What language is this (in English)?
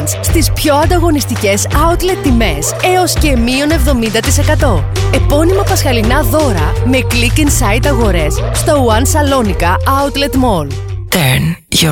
Greek